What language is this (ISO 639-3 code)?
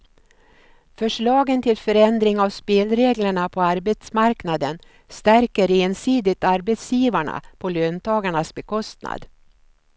swe